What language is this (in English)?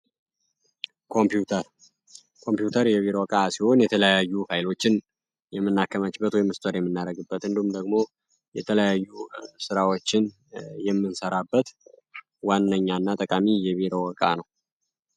Amharic